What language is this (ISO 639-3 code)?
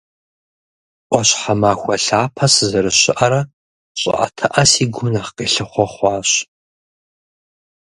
kbd